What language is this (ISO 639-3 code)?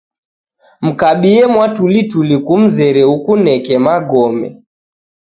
dav